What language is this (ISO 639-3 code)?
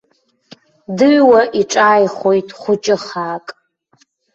abk